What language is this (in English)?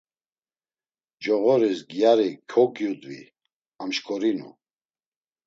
Laz